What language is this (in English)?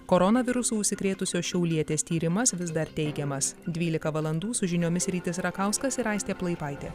Lithuanian